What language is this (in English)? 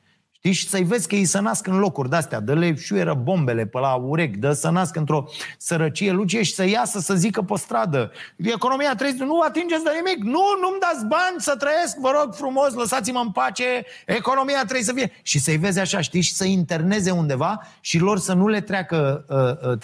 Romanian